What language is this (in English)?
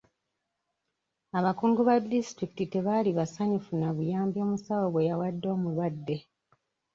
Ganda